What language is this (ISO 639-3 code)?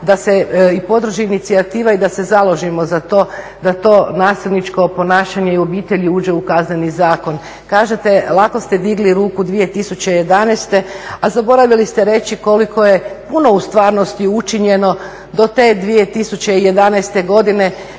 hrv